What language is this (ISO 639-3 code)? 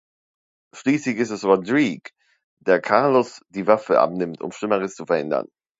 deu